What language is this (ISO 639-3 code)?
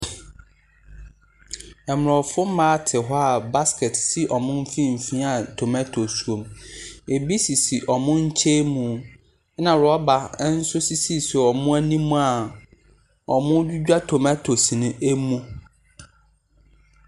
aka